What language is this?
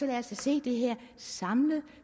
Danish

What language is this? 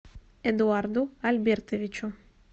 Russian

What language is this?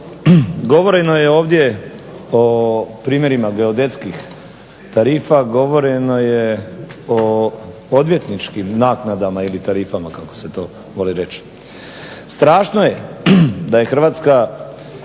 Croatian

